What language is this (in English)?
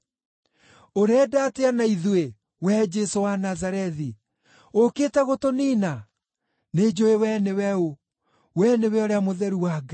Kikuyu